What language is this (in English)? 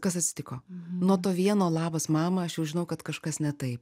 Lithuanian